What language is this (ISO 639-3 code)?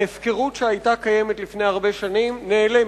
heb